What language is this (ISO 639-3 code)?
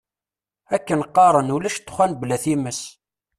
kab